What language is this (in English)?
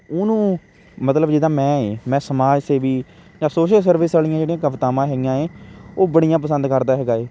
Punjabi